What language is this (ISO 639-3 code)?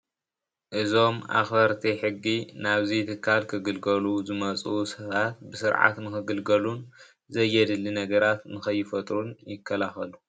tir